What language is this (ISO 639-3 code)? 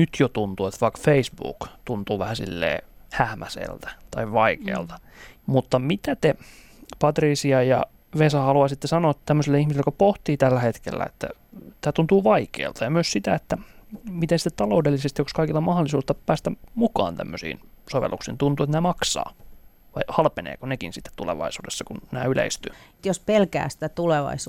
fin